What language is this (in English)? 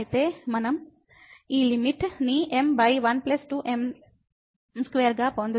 Telugu